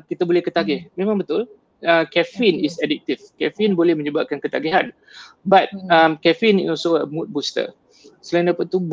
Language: Malay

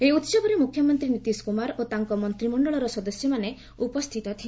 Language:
Odia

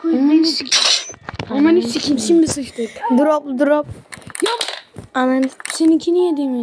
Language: Turkish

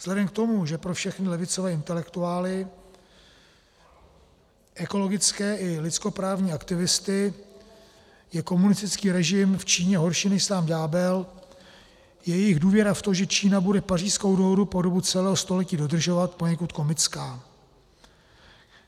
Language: Czech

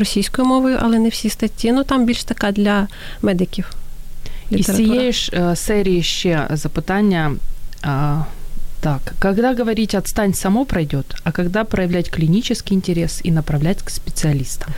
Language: Ukrainian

